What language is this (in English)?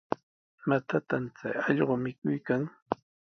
Sihuas Ancash Quechua